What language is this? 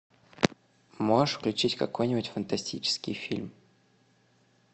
Russian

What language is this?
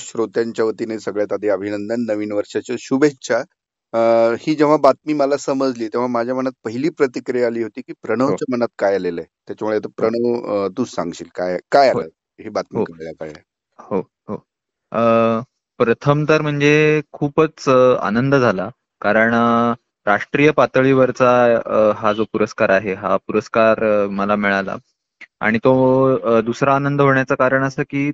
Marathi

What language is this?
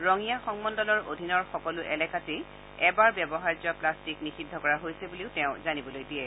Assamese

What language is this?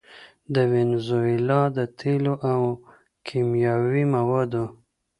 Pashto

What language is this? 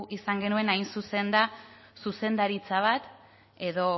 Basque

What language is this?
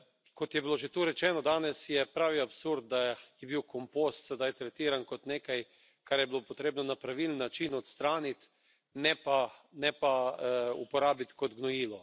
Slovenian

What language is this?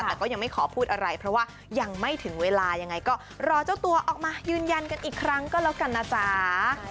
Thai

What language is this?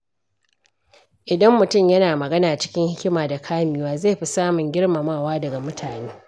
Hausa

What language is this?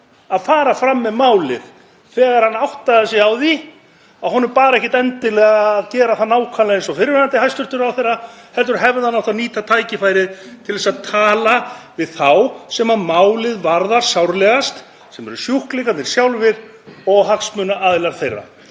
Icelandic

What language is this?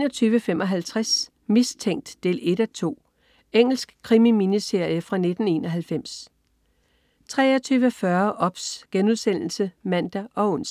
Danish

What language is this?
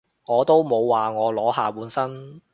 Cantonese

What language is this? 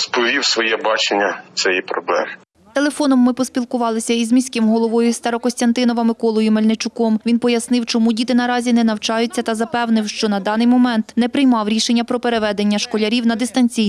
Ukrainian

